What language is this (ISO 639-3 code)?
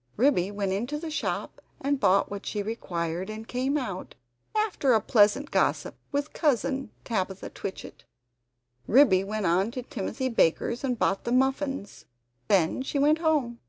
eng